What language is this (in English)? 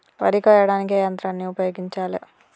Telugu